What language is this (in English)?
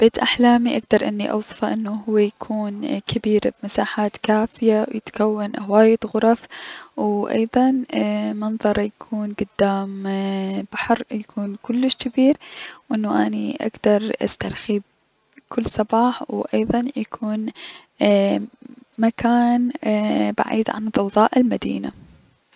Mesopotamian Arabic